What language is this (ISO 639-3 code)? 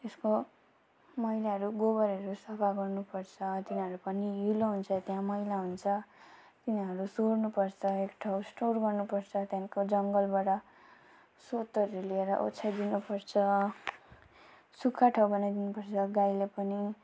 nep